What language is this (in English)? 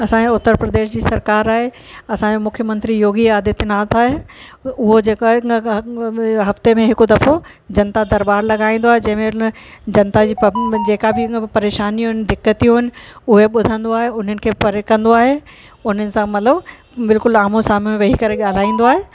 Sindhi